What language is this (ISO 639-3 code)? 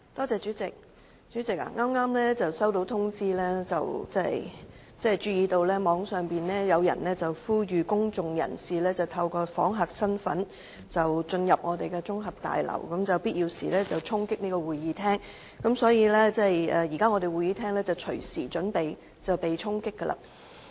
yue